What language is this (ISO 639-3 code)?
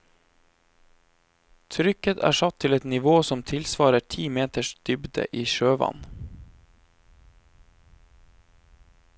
nor